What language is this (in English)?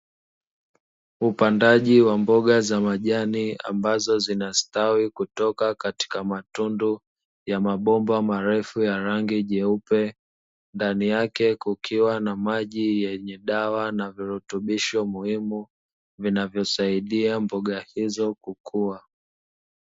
Swahili